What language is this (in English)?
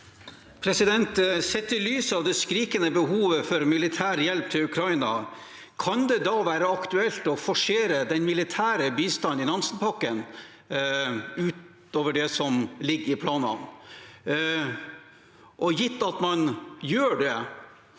Norwegian